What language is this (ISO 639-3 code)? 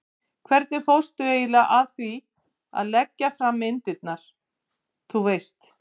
isl